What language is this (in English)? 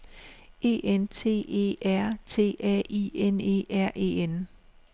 Danish